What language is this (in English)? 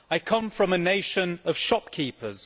English